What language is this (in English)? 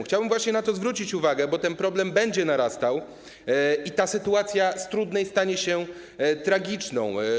Polish